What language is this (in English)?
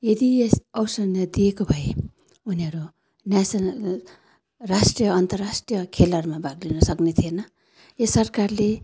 Nepali